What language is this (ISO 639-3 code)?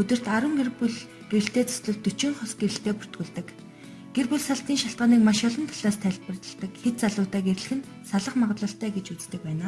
tur